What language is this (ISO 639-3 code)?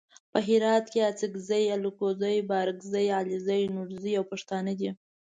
pus